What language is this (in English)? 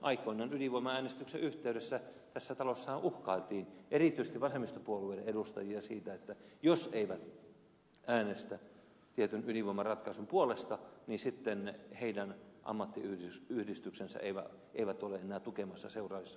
Finnish